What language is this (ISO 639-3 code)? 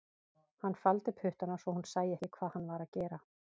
isl